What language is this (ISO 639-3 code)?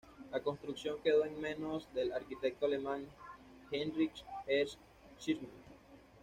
spa